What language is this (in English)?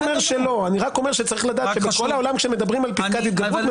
Hebrew